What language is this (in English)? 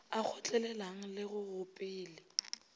Northern Sotho